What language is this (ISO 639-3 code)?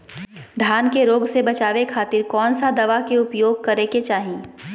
mag